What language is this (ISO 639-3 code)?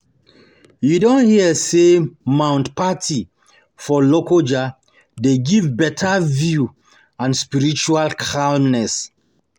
pcm